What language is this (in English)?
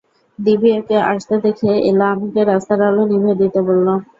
Bangla